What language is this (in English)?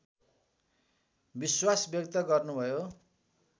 Nepali